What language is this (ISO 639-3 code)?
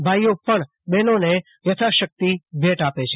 guj